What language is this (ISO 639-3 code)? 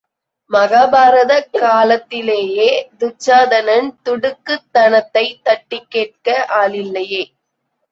tam